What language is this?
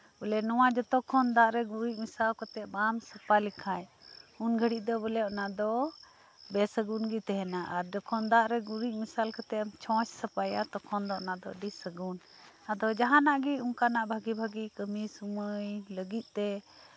Santali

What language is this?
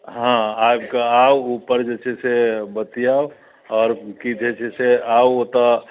Maithili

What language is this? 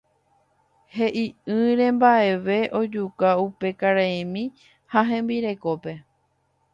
Guarani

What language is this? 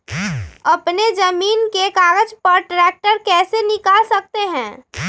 Magahi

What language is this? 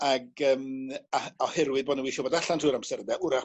Welsh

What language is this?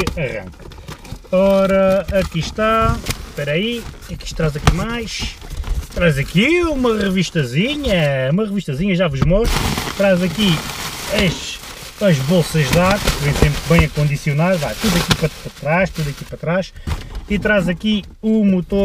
Portuguese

